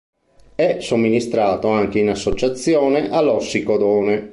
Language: Italian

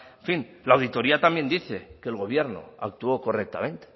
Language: Spanish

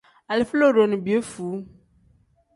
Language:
Tem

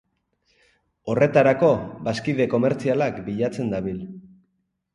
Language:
Basque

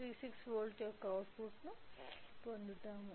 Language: Telugu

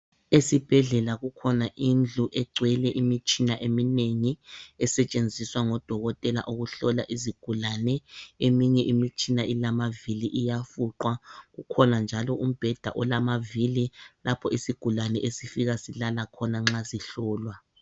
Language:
North Ndebele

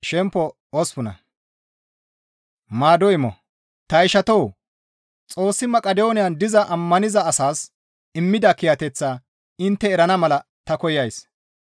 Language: Gamo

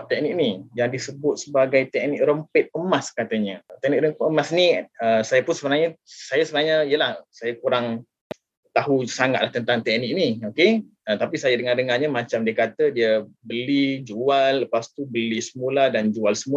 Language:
Malay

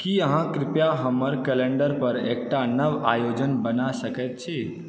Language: Maithili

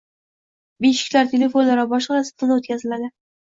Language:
Uzbek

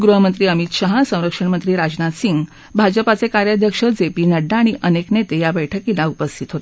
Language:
Marathi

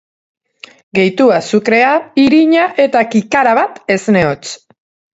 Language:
Basque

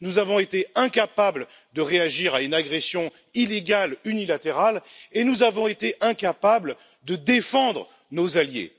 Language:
French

